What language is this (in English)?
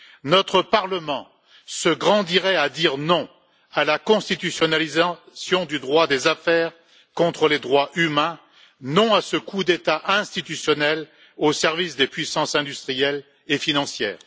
French